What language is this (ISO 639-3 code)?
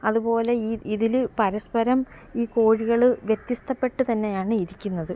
mal